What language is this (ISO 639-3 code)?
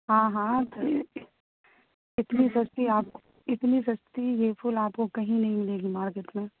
urd